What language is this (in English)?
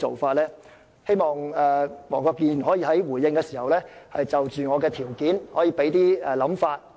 Cantonese